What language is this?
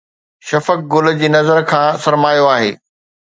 Sindhi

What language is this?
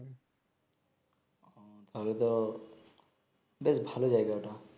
Bangla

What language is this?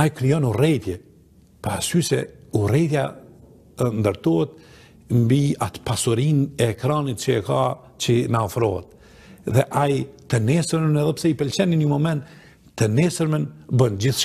Romanian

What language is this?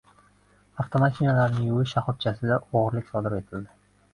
Uzbek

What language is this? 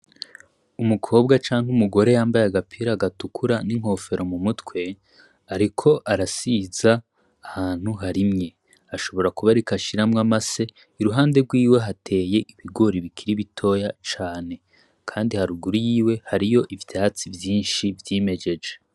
Rundi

